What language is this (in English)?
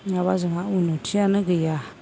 Bodo